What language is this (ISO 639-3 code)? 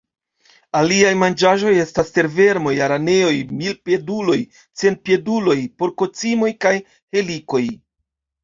epo